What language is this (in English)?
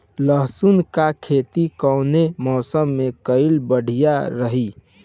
Bhojpuri